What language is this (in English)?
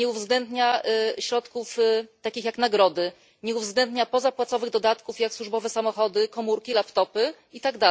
Polish